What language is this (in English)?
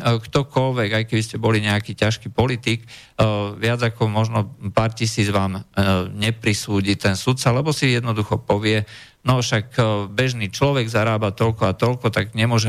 Slovak